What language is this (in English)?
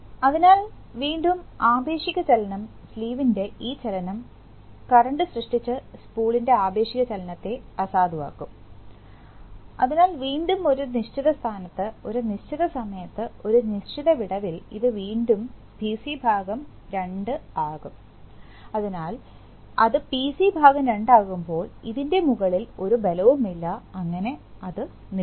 Malayalam